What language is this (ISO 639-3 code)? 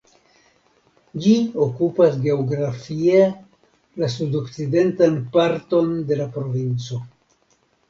epo